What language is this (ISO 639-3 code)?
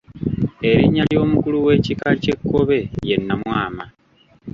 lug